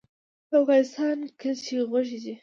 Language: Pashto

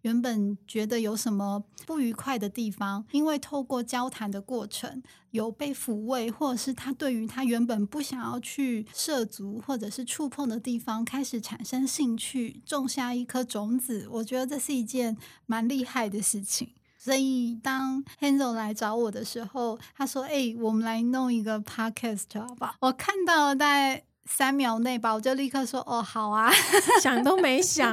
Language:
Chinese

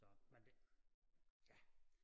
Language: Danish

